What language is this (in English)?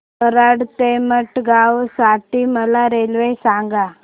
Marathi